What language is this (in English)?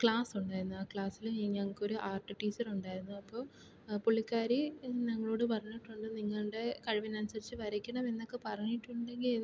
Malayalam